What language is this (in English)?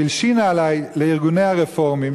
Hebrew